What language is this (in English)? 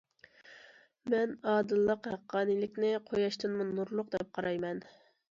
Uyghur